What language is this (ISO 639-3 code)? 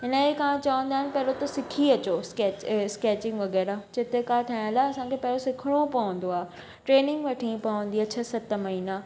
snd